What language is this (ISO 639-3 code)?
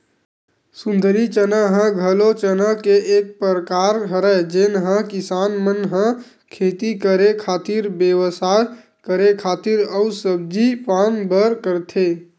hne